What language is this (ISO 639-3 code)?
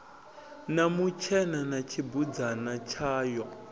ven